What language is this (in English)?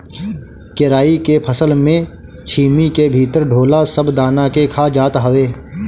Bhojpuri